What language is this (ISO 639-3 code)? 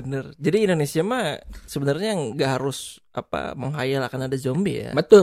ind